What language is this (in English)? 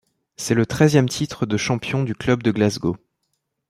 French